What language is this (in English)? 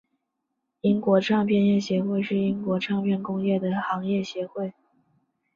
Chinese